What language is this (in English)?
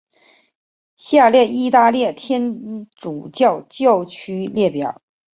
Chinese